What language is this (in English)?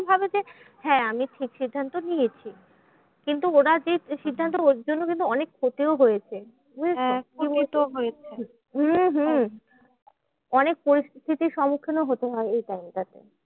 Bangla